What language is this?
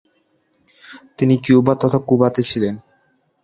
Bangla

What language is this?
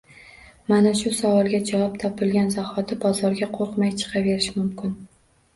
Uzbek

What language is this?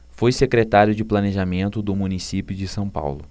Portuguese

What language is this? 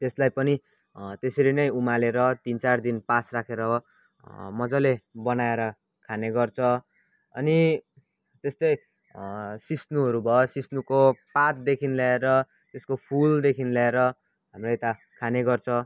Nepali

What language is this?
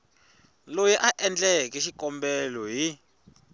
Tsonga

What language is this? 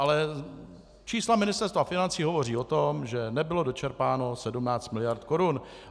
Czech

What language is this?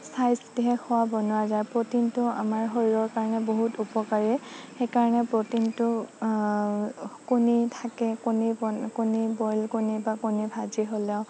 Assamese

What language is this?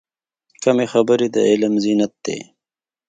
Pashto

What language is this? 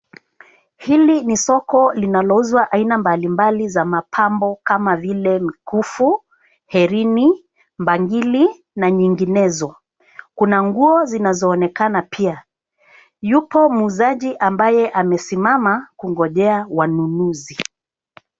Swahili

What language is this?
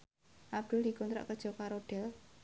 Javanese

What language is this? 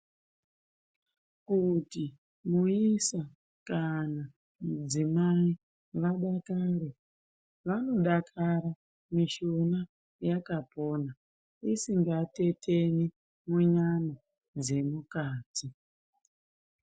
Ndau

